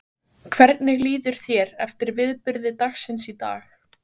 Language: Icelandic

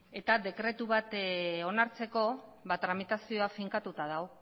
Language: Basque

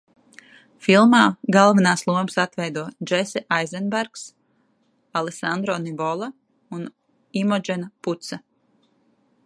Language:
Latvian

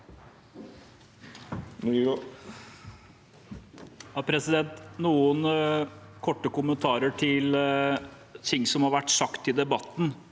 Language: Norwegian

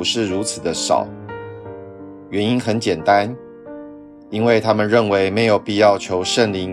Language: Chinese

